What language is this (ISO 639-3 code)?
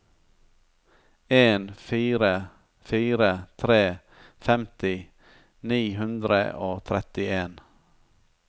nor